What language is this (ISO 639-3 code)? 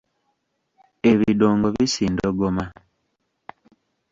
lug